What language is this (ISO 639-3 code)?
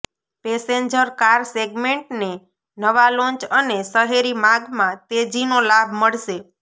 guj